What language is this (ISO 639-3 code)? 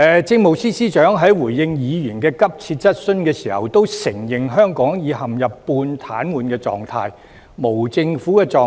yue